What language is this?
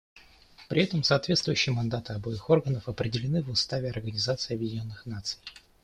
Russian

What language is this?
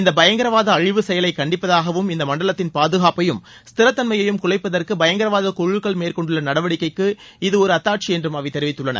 Tamil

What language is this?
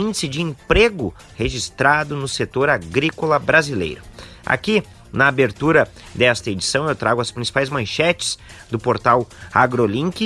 Portuguese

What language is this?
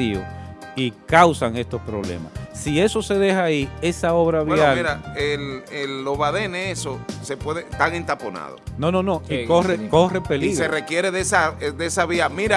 Spanish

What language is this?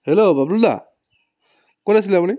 Assamese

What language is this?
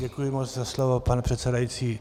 Czech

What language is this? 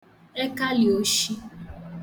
Igbo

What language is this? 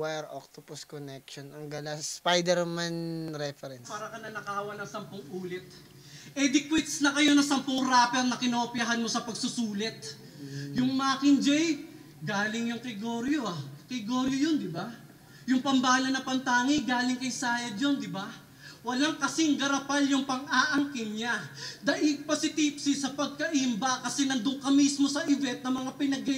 Filipino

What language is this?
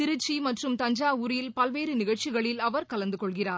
Tamil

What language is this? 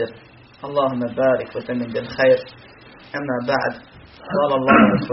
Croatian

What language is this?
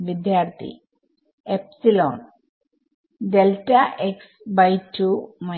Malayalam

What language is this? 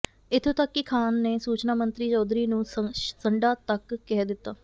Punjabi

